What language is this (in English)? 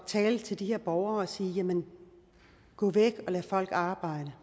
Danish